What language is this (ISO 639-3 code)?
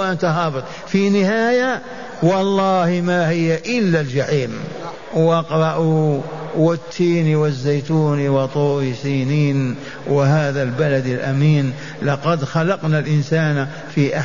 ara